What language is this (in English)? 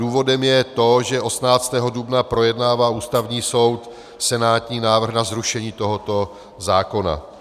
Czech